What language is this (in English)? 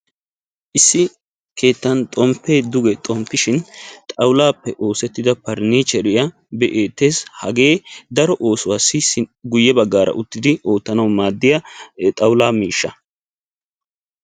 Wolaytta